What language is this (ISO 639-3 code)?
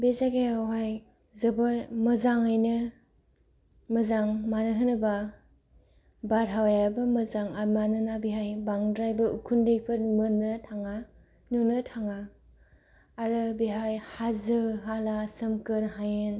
brx